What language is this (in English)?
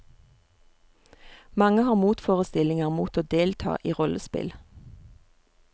Norwegian